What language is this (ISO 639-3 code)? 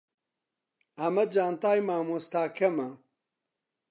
ckb